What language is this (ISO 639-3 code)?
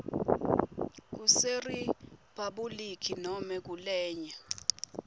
ssw